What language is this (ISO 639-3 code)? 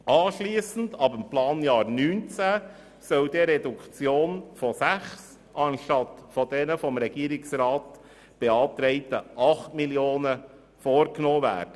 gsw